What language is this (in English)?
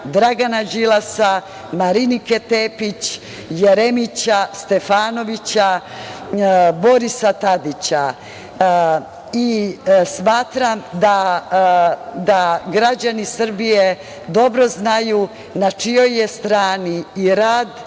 Serbian